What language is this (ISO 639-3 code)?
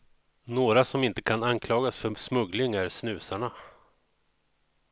swe